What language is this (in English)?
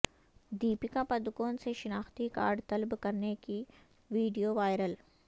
Urdu